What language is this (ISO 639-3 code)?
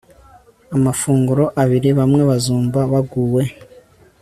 kin